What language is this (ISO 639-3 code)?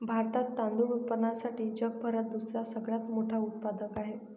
mar